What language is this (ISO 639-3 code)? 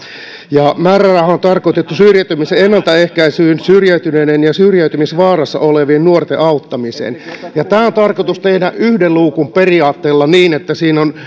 fin